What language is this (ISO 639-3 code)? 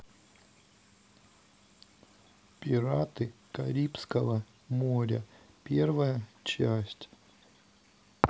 rus